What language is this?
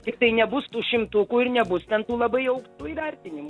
Lithuanian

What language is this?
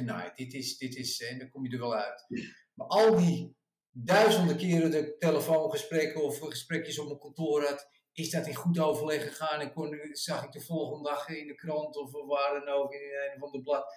Dutch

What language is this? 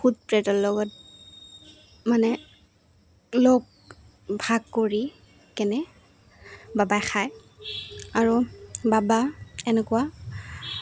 Assamese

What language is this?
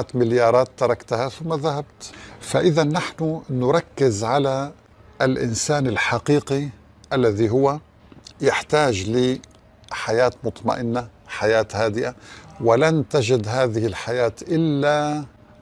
Arabic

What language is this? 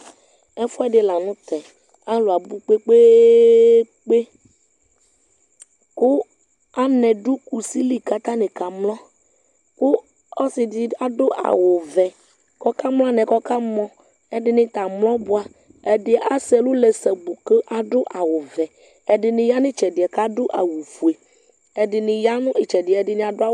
Ikposo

